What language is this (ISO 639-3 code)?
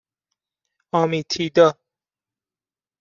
fas